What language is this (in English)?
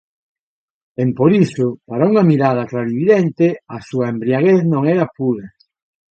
Galician